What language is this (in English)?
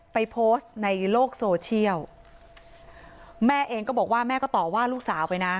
Thai